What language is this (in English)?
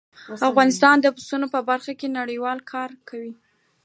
Pashto